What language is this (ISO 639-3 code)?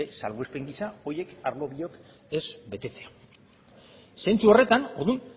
eus